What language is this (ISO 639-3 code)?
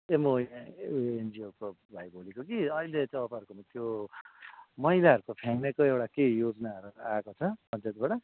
nep